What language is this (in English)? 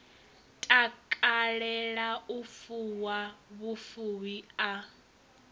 Venda